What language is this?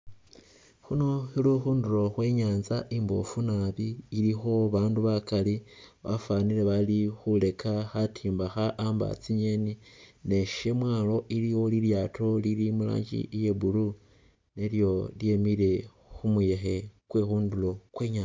Masaaba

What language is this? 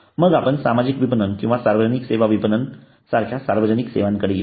Marathi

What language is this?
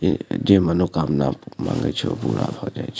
Maithili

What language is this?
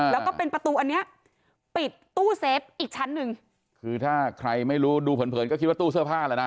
Thai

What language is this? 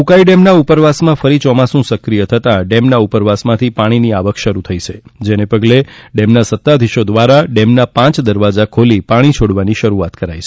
Gujarati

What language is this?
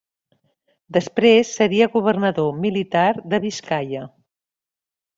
Catalan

